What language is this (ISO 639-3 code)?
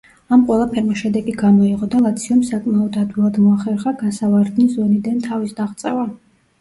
kat